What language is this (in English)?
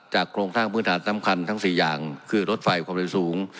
Thai